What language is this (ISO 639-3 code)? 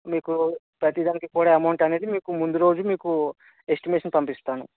tel